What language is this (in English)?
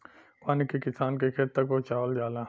Bhojpuri